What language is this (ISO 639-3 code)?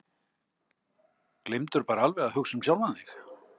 isl